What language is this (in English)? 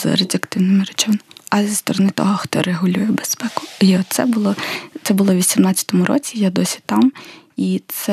Ukrainian